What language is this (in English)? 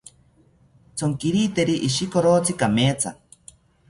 South Ucayali Ashéninka